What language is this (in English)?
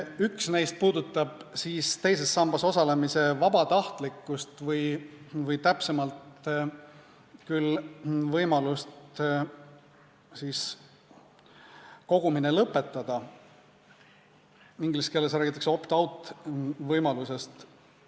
Estonian